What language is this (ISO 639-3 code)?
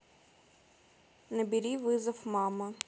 rus